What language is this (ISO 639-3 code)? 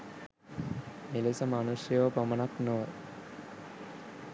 sin